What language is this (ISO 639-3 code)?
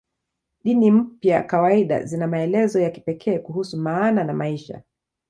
swa